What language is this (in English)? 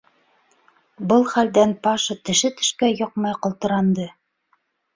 Bashkir